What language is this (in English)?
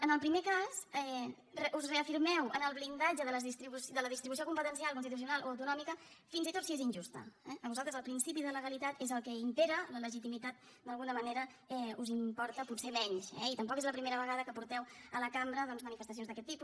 Catalan